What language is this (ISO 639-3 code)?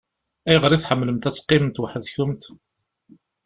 kab